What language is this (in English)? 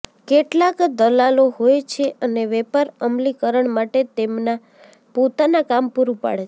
Gujarati